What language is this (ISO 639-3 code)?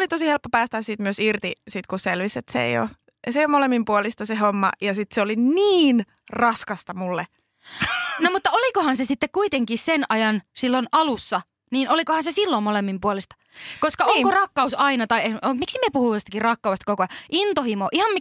fin